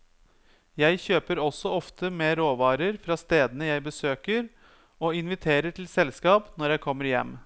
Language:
Norwegian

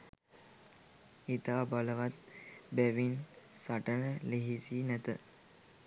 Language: Sinhala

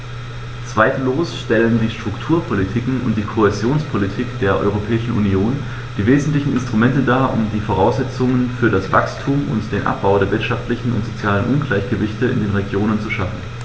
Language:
German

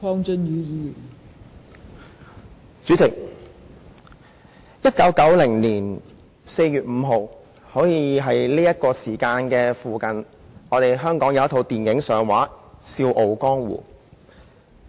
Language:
Cantonese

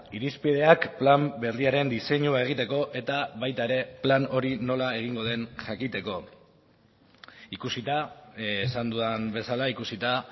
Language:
Basque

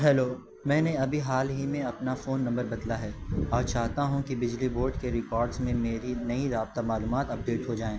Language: Urdu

